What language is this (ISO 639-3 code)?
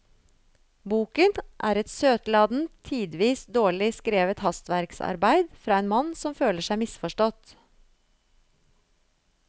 nor